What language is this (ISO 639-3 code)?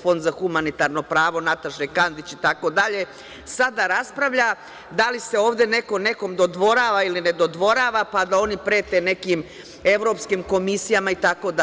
srp